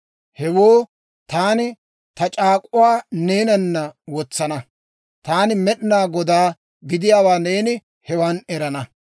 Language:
Dawro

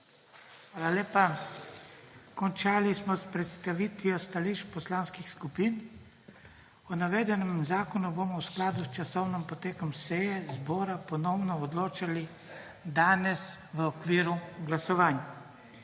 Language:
Slovenian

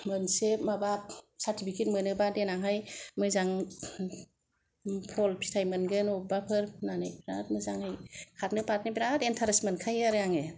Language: Bodo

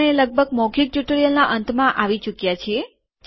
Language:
Gujarati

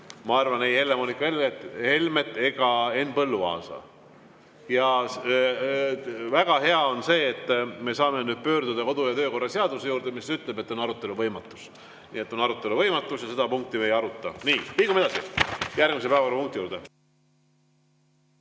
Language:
Estonian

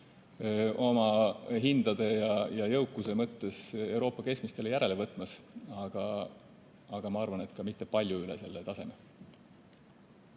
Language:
Estonian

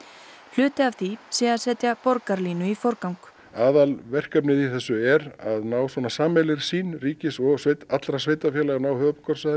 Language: Icelandic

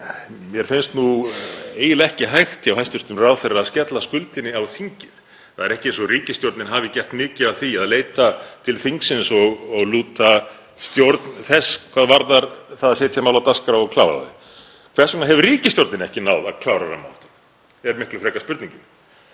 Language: Icelandic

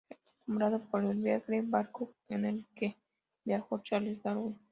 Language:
Spanish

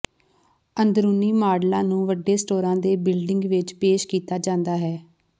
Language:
Punjabi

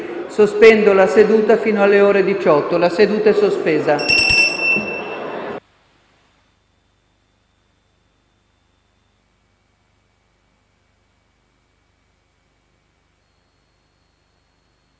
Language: Italian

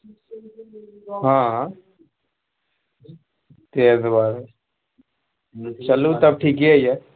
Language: Maithili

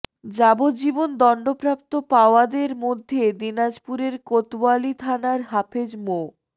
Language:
Bangla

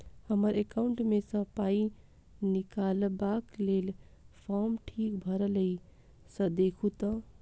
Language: Maithili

